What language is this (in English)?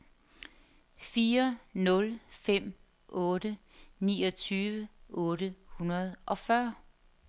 Danish